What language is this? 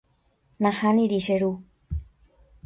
Guarani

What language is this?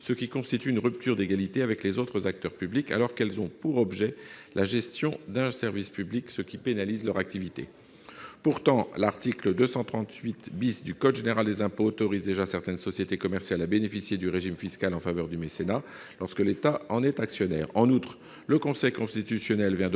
French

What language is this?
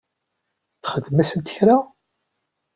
Kabyle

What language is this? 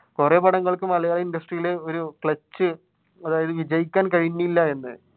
Malayalam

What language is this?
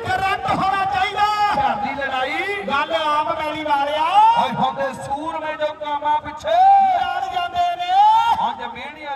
Punjabi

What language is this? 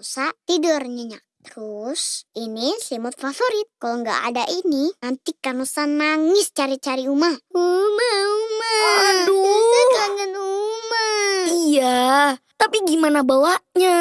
Indonesian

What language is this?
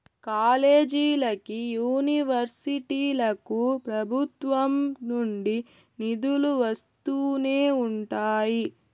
Telugu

